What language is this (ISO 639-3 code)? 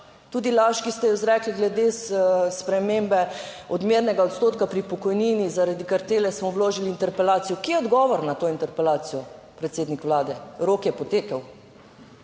slv